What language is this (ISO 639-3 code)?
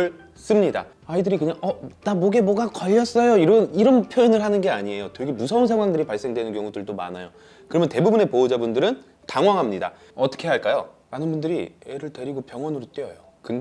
kor